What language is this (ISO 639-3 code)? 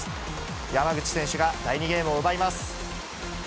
jpn